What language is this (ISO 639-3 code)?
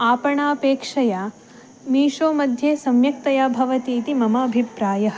san